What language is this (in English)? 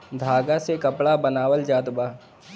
Bhojpuri